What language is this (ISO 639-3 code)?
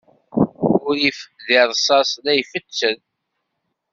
kab